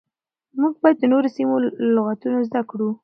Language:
Pashto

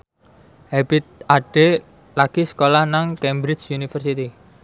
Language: Javanese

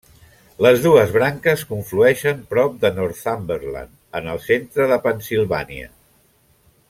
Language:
Catalan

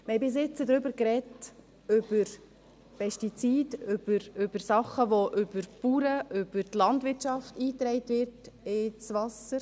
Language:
Swiss German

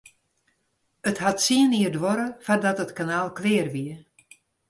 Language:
Western Frisian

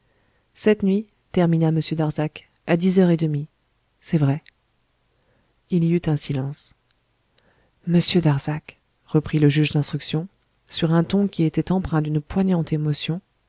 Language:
French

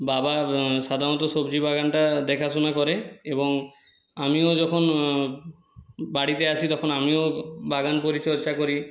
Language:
Bangla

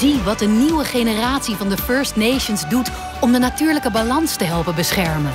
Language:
Dutch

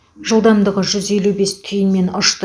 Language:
Kazakh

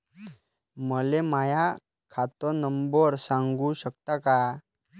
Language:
Marathi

